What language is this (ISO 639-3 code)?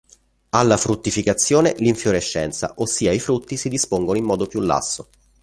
ita